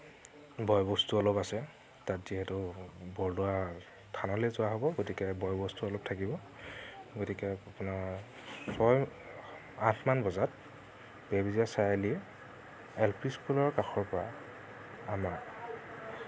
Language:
Assamese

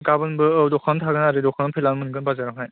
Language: Bodo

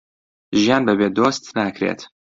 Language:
Central Kurdish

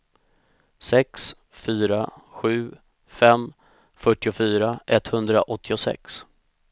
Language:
Swedish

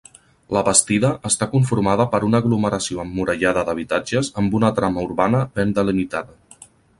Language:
Catalan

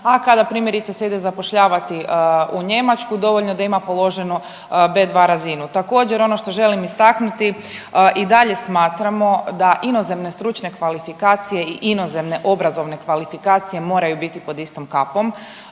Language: Croatian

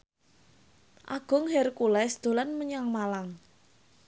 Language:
Javanese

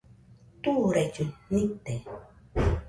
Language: Nüpode Huitoto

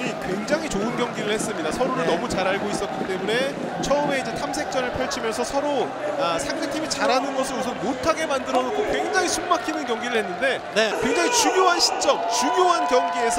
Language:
Korean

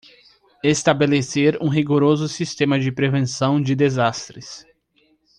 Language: Portuguese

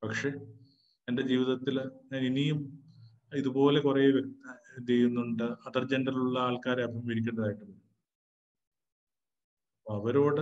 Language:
Malayalam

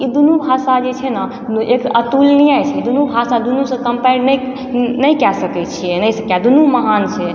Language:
Maithili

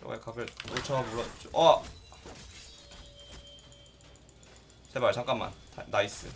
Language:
Korean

